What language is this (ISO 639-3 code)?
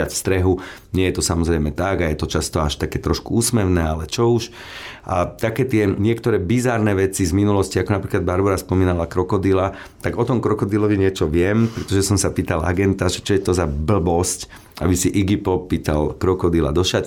slk